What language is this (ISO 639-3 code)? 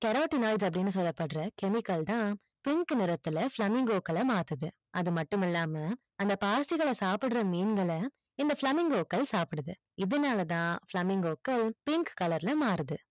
tam